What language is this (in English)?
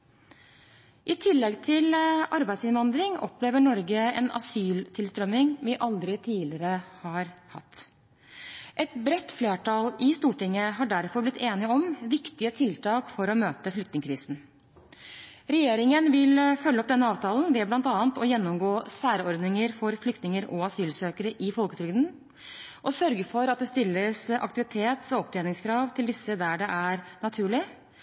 Norwegian Bokmål